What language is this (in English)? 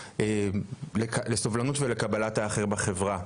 Hebrew